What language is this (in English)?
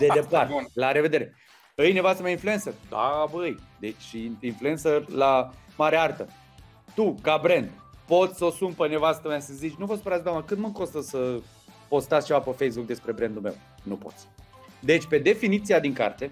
Romanian